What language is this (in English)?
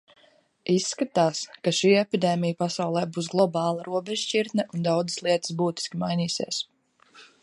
Latvian